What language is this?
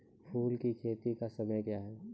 Maithili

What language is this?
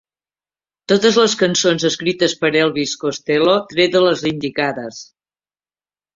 Catalan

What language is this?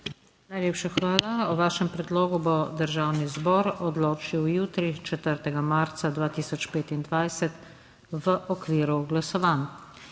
Slovenian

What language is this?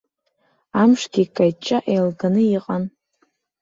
Abkhazian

